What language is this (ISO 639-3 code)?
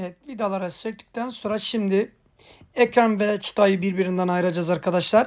tur